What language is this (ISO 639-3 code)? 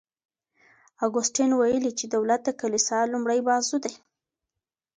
pus